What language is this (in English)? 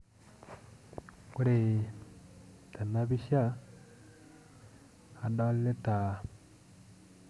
Masai